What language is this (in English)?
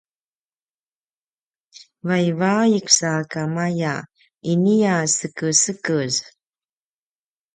Paiwan